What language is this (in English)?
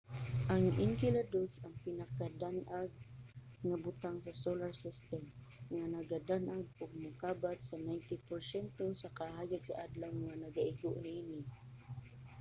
Cebuano